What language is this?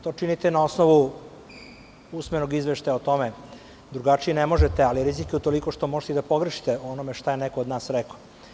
Serbian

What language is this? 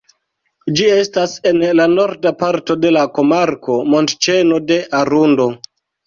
Esperanto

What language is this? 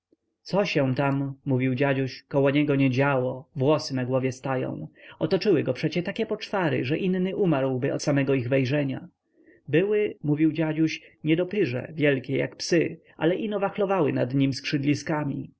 Polish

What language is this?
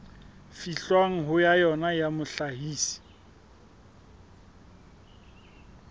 Southern Sotho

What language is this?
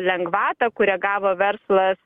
Lithuanian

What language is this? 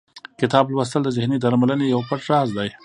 Pashto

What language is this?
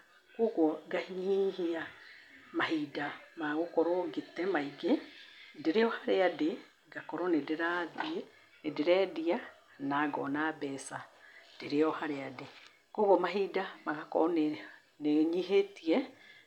Kikuyu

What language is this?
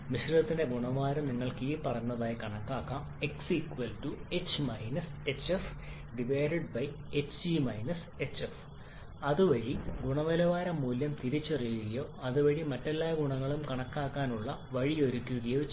Malayalam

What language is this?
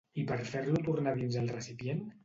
Catalan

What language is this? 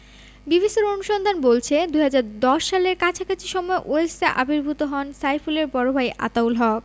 Bangla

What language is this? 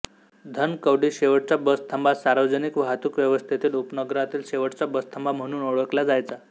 Marathi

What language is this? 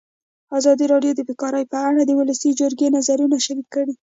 Pashto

